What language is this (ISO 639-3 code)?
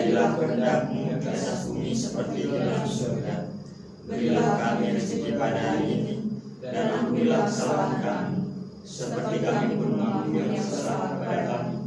ind